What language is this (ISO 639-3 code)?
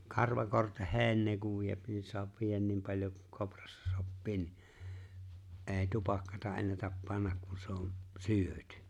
fin